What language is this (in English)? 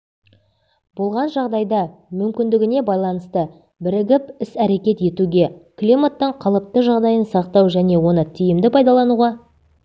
Kazakh